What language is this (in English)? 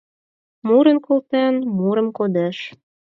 Mari